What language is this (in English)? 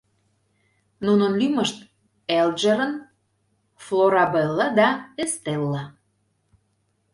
Mari